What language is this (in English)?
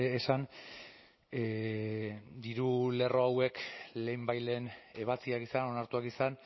Basque